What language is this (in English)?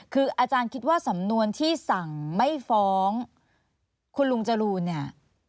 Thai